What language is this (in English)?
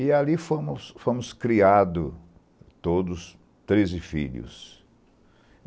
Portuguese